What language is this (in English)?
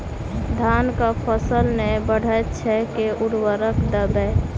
Maithili